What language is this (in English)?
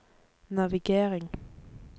Norwegian